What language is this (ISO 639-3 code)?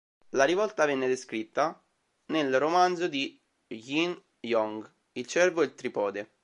ita